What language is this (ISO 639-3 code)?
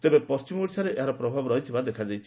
ori